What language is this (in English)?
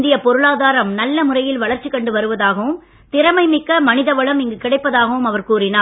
Tamil